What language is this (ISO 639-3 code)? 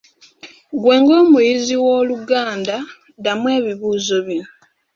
lug